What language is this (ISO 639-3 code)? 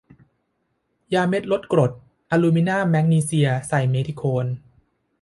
tha